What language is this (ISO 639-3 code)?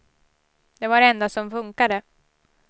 swe